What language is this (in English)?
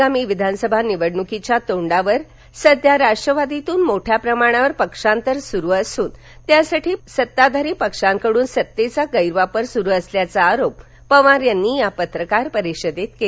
Marathi